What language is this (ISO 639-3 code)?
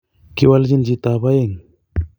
kln